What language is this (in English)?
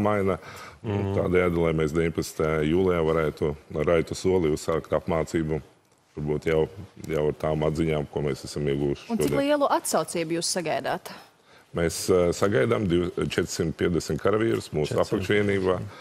Latvian